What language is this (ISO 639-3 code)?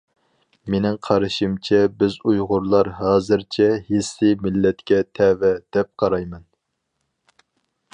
uig